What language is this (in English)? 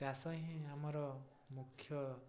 Odia